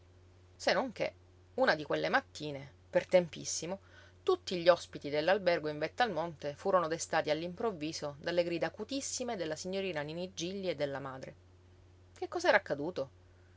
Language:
Italian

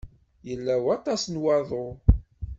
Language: Kabyle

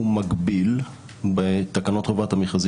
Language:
Hebrew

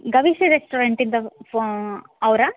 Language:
Kannada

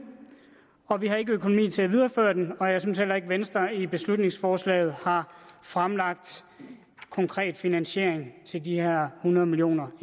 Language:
Danish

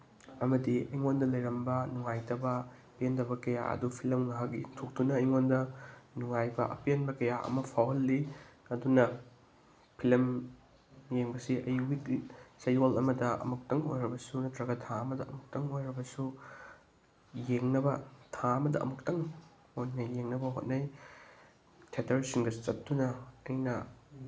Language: Manipuri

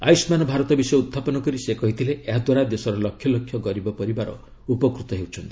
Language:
Odia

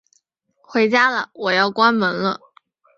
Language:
Chinese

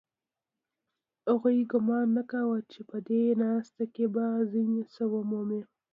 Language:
Pashto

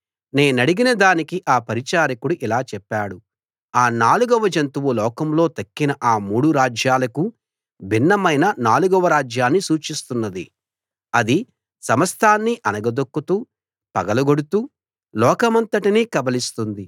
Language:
Telugu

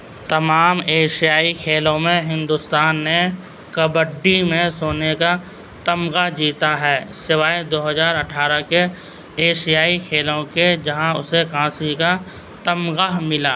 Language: Urdu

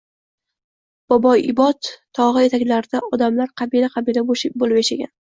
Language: Uzbek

